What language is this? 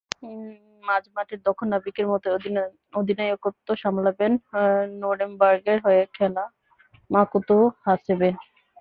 Bangla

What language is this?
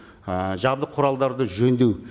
Kazakh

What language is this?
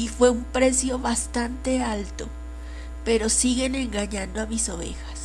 Spanish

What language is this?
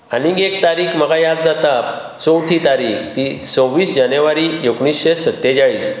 Konkani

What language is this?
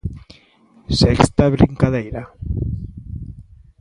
Galician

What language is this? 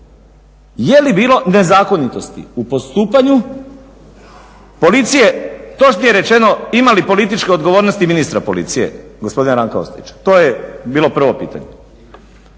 Croatian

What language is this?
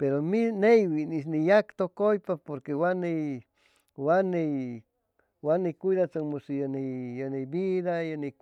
Chimalapa Zoque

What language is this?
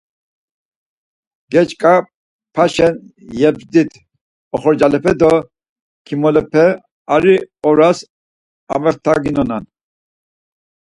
Laz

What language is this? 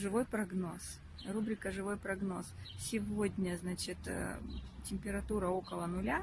Russian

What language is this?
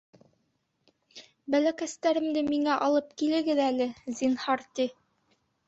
Bashkir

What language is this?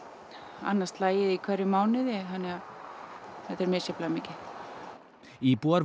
Icelandic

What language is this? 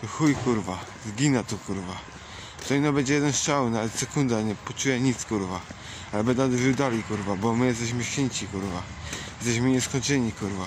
Polish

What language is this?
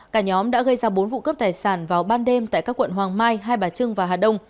Vietnamese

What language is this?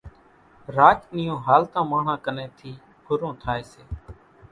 Kachi Koli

